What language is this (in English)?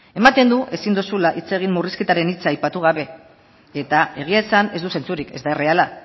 Basque